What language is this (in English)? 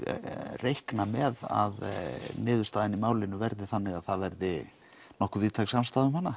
Icelandic